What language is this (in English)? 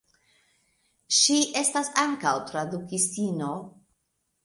Esperanto